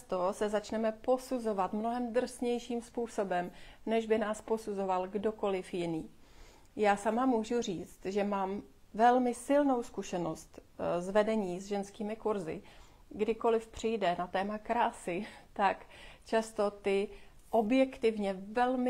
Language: Czech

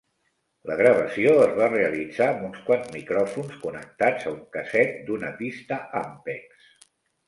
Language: Catalan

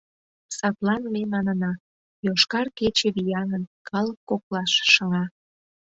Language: Mari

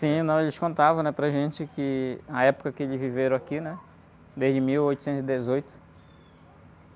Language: Portuguese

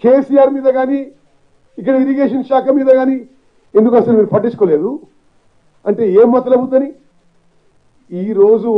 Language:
Telugu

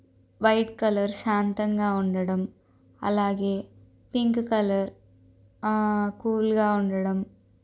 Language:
Telugu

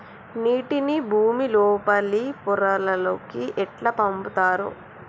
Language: Telugu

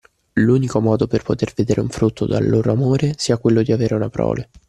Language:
Italian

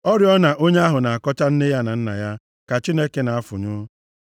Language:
Igbo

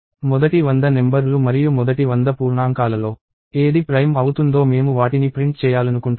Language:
Telugu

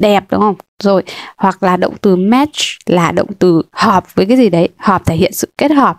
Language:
Vietnamese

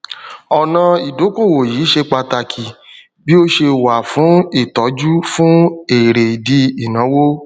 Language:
Yoruba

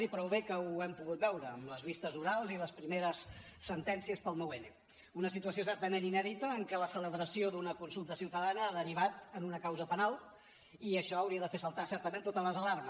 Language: Catalan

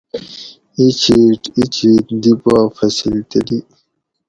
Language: Gawri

